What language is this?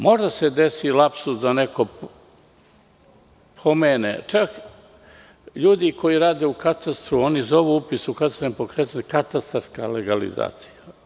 Serbian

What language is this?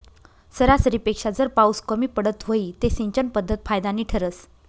Marathi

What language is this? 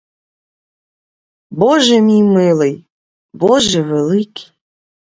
Ukrainian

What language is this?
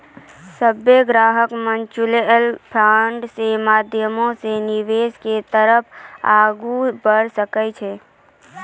Maithili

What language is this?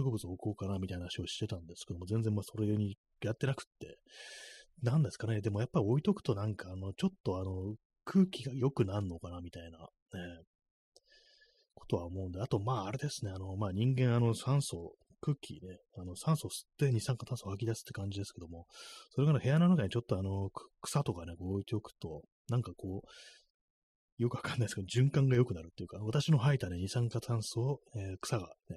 Japanese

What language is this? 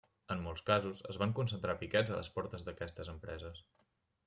Catalan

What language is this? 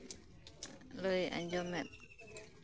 Santali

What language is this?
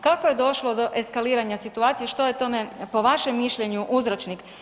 Croatian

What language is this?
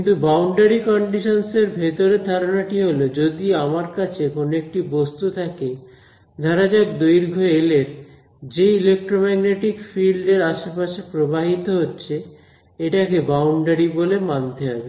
Bangla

